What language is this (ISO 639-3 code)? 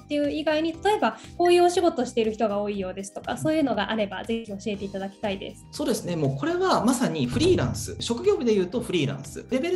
jpn